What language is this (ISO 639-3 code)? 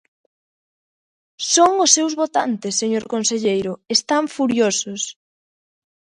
glg